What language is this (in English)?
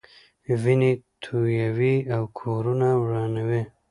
Pashto